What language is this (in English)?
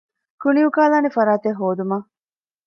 Divehi